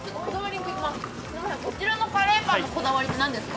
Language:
Japanese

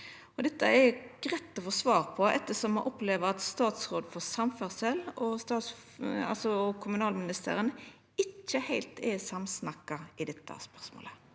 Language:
Norwegian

